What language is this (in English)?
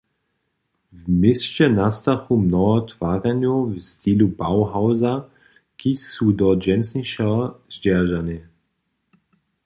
Upper Sorbian